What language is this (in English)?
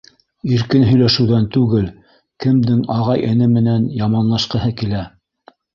Bashkir